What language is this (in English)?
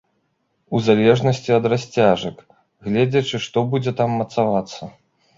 Belarusian